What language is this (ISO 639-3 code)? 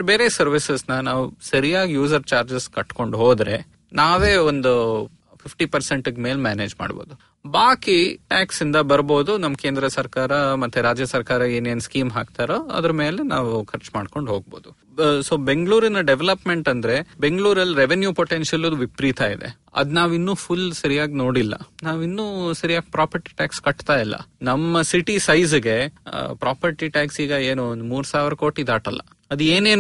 kan